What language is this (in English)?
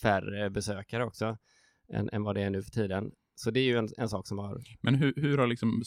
Swedish